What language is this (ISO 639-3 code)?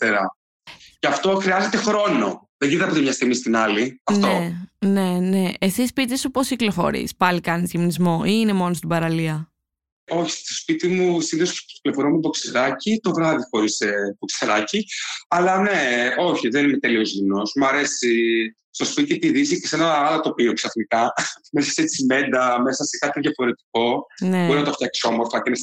ell